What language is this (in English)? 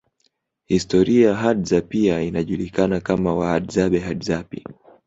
Swahili